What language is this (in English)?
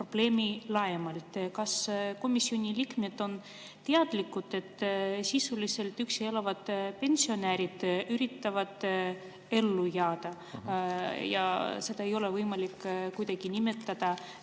Estonian